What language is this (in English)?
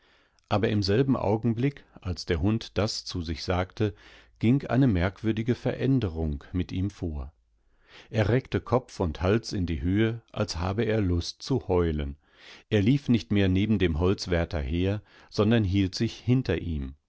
German